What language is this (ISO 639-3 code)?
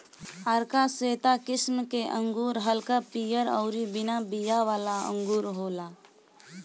bho